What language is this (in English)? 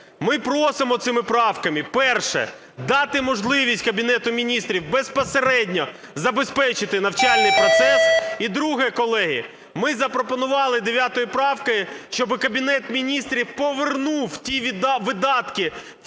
Ukrainian